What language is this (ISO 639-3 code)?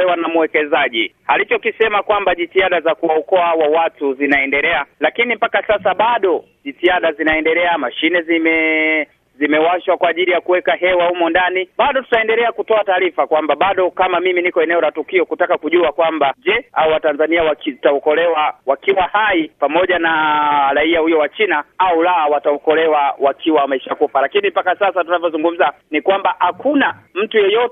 swa